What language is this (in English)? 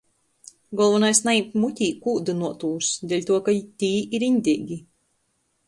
Latgalian